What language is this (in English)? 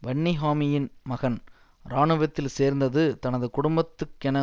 Tamil